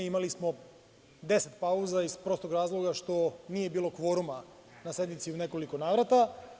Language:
Serbian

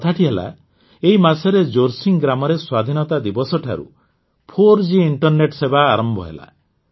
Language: Odia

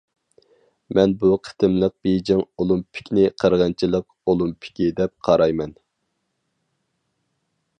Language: Uyghur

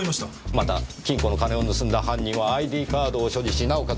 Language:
Japanese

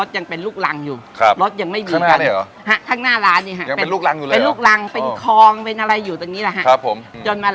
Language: Thai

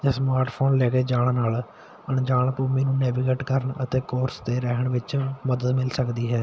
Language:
Punjabi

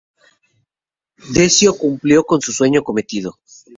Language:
Spanish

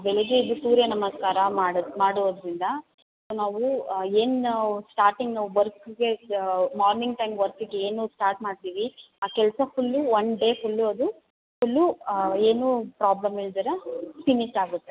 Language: Kannada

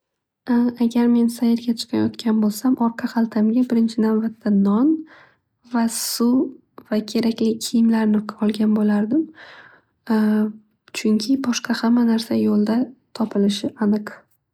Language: Uzbek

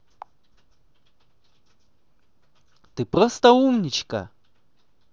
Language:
Russian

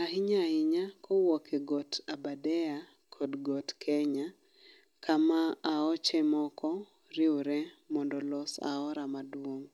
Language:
Luo (Kenya and Tanzania)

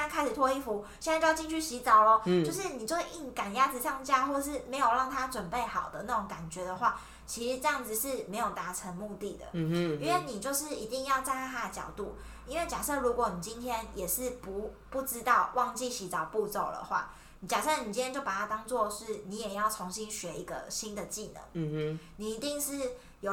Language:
Chinese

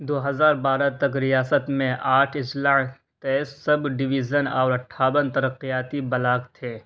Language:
Urdu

